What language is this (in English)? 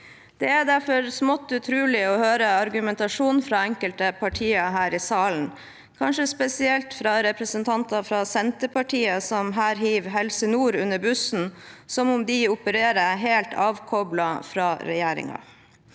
Norwegian